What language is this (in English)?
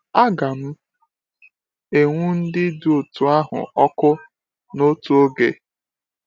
Igbo